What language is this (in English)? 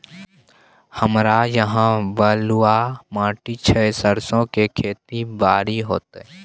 Maithili